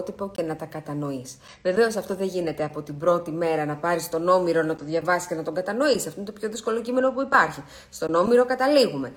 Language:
Greek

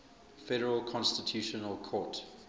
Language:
English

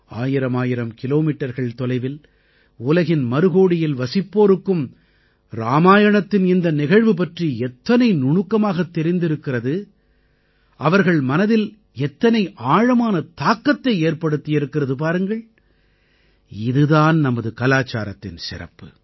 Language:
Tamil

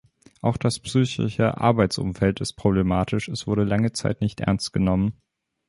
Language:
German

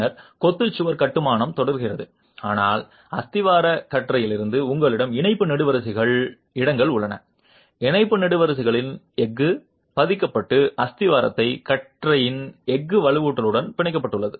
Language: Tamil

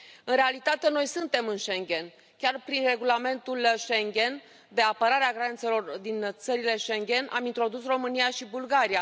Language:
Romanian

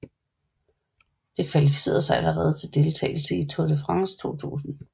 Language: Danish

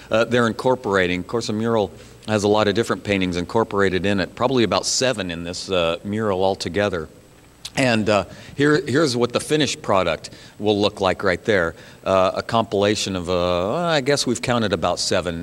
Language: English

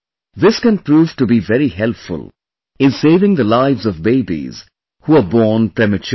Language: English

